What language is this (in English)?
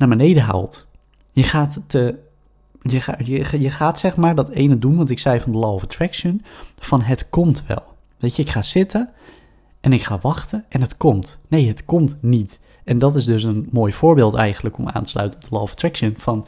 Dutch